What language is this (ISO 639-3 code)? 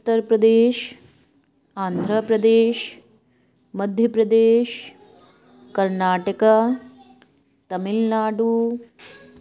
urd